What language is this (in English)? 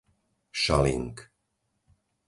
Slovak